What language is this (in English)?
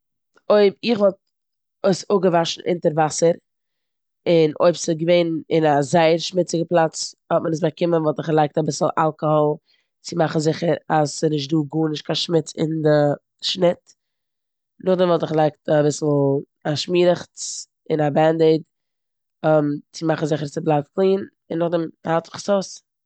Yiddish